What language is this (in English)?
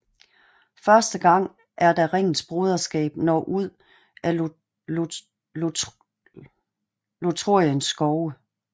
Danish